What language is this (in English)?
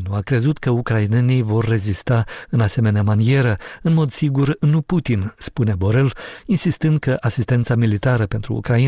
Romanian